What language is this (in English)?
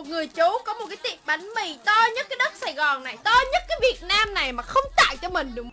Vietnamese